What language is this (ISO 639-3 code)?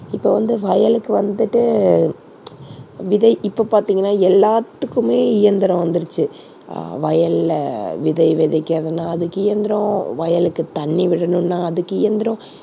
tam